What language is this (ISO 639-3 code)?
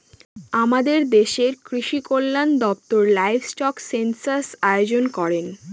ben